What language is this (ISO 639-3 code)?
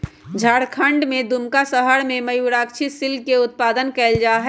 mag